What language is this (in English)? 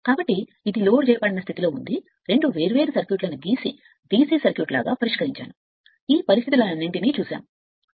Telugu